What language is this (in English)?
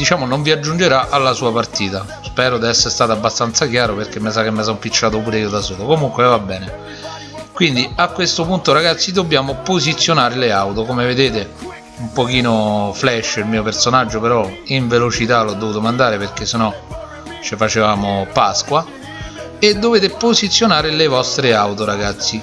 Italian